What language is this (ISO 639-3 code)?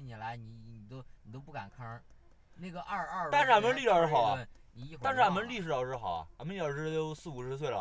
zho